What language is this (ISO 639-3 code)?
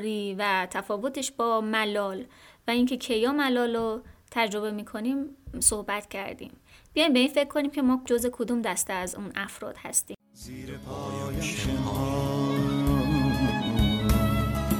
fas